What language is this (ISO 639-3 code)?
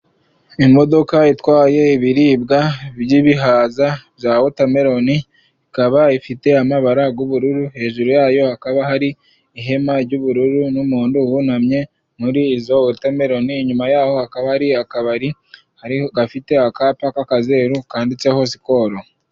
kin